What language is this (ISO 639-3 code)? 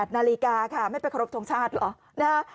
tha